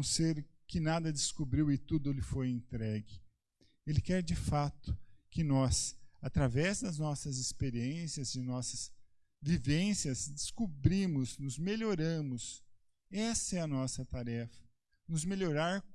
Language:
Portuguese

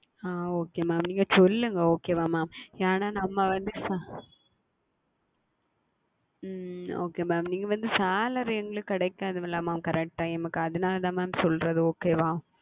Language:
Tamil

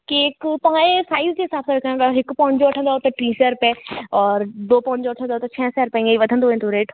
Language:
Sindhi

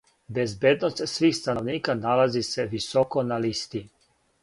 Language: Serbian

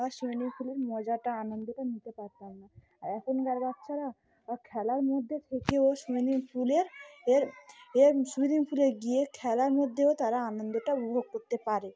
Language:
Bangla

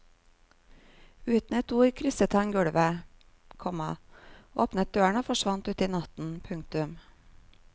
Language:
Norwegian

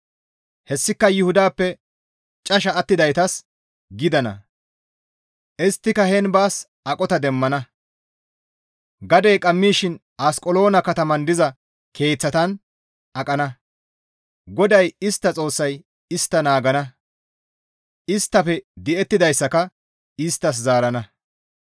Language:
Gamo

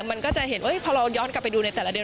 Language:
Thai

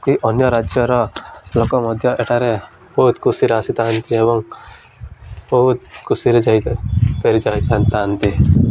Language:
Odia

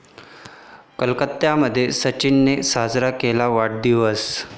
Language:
Marathi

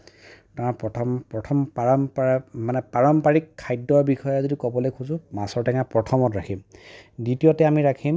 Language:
Assamese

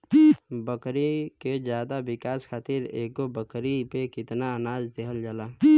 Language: Bhojpuri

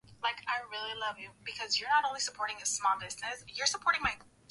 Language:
Swahili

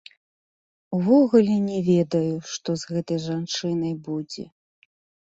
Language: Belarusian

